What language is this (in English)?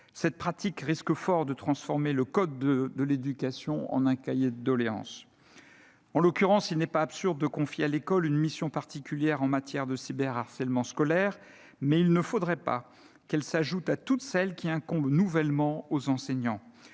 French